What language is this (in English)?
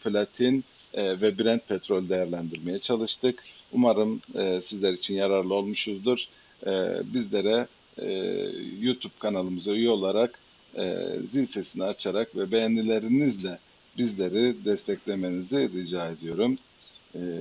Turkish